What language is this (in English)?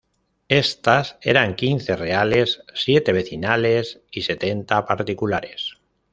Spanish